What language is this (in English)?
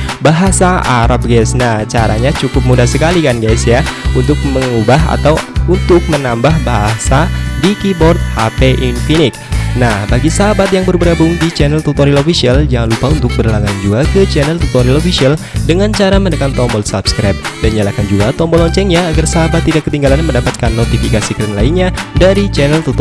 Indonesian